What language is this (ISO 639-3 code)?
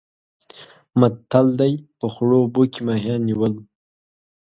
pus